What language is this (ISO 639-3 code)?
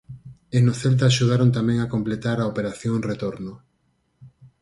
glg